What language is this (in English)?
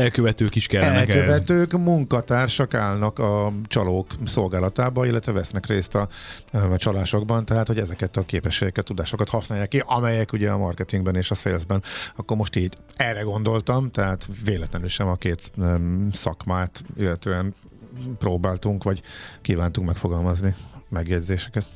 Hungarian